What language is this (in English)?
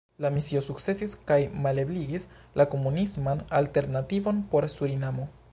Esperanto